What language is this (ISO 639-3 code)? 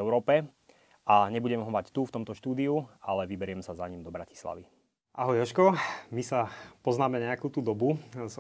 slk